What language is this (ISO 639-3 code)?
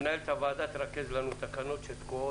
heb